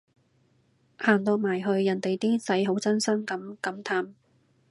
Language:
Cantonese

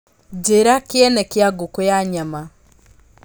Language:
Kikuyu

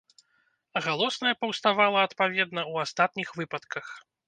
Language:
Belarusian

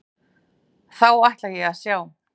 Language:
Icelandic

